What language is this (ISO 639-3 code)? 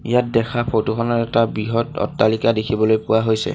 asm